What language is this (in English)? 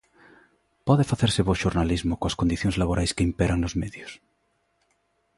Galician